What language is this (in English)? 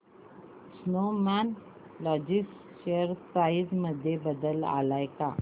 Marathi